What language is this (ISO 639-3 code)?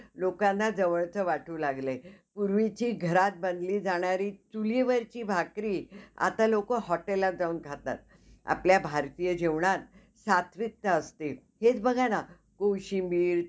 mar